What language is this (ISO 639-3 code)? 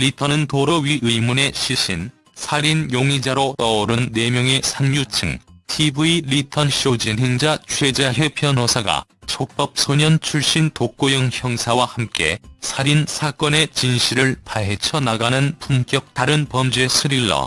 kor